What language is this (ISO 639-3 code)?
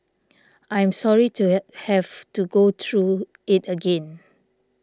eng